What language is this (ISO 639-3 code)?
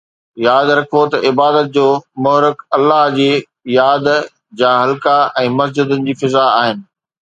snd